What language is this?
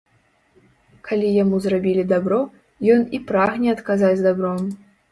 Belarusian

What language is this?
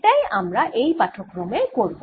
Bangla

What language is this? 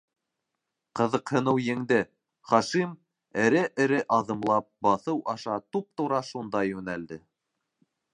Bashkir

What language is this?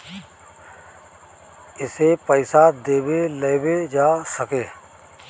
Bhojpuri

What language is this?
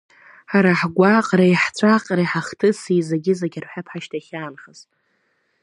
Abkhazian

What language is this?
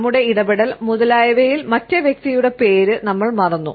Malayalam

